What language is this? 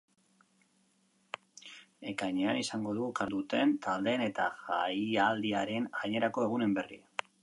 Basque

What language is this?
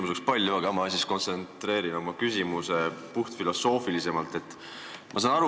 Estonian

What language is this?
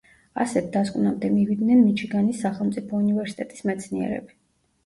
Georgian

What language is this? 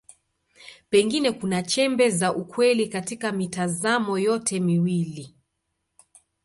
Swahili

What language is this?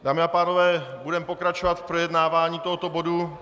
Czech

